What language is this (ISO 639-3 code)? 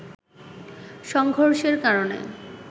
ben